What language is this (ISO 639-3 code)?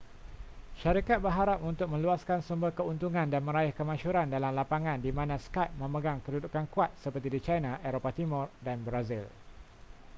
msa